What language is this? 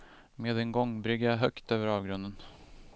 Swedish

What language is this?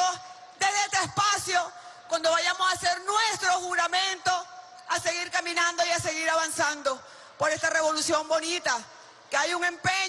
Spanish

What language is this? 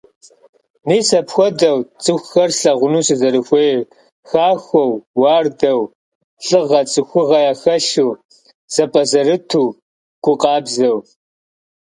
Kabardian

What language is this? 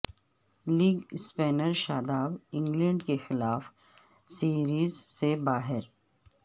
Urdu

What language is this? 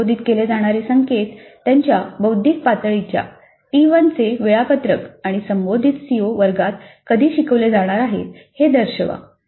Marathi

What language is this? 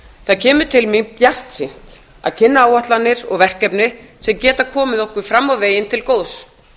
Icelandic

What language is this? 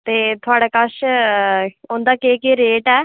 Dogri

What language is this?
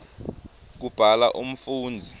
Swati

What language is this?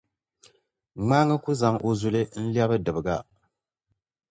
Dagbani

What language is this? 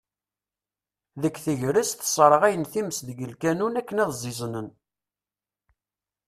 Kabyle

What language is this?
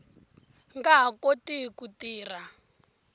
Tsonga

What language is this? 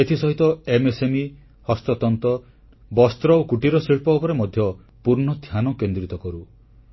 Odia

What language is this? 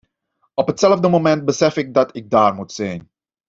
Dutch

